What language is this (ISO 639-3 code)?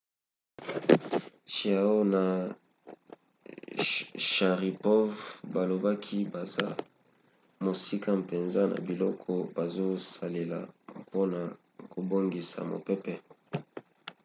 lin